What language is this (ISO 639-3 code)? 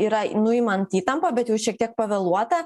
lit